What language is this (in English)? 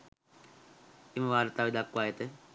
Sinhala